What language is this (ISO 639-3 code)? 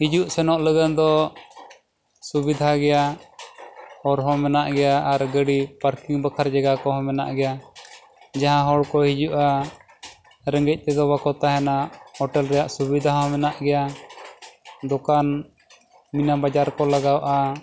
sat